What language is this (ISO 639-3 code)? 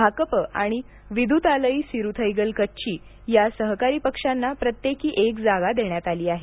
mar